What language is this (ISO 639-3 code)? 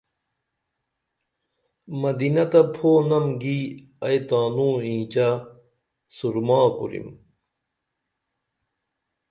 dml